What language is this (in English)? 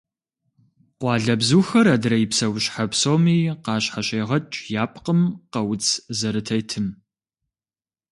Kabardian